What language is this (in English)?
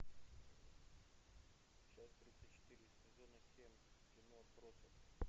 Russian